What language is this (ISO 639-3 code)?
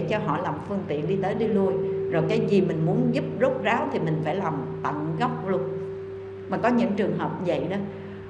vie